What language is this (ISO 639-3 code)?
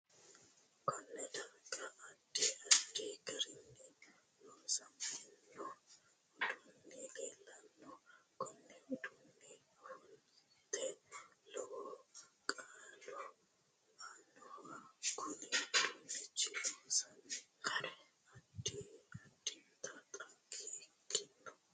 sid